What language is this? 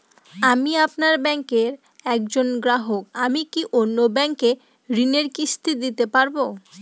Bangla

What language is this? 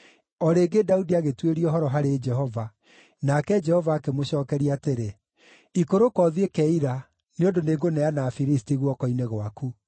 Kikuyu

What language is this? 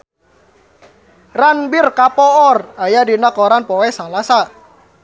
Sundanese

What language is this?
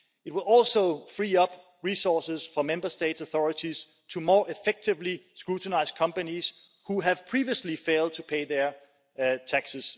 English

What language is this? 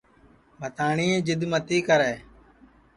Sansi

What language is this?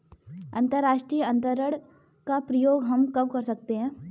Hindi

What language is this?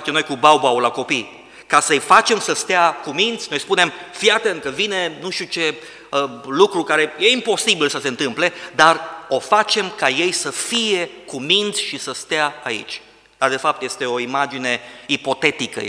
Romanian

